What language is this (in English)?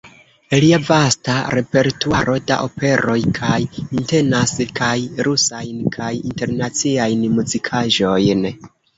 Esperanto